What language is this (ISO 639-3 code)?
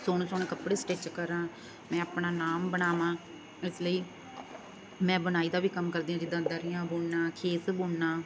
pan